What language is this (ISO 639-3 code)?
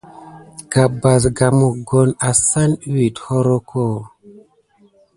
gid